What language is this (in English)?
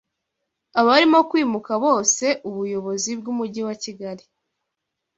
Kinyarwanda